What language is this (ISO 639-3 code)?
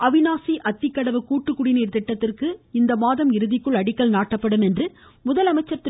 tam